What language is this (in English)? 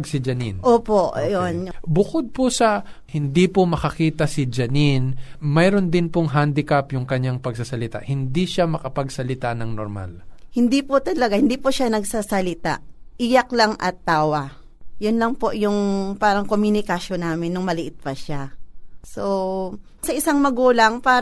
Filipino